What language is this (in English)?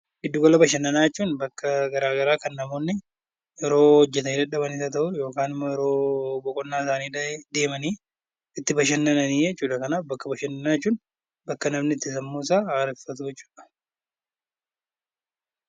Oromo